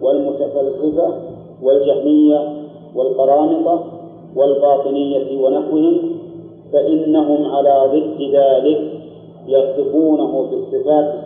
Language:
Arabic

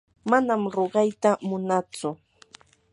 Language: Yanahuanca Pasco Quechua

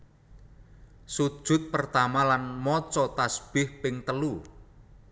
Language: Javanese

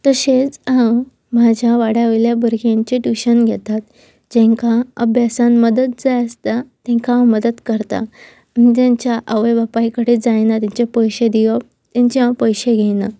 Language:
Konkani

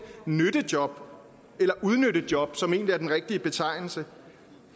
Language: Danish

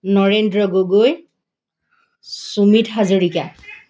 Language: Assamese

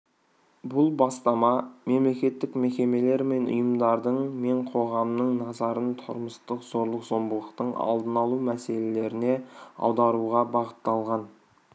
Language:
Kazakh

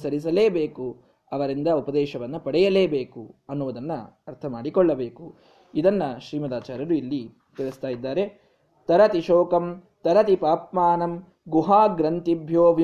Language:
Kannada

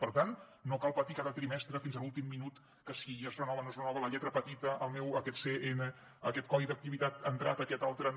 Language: Catalan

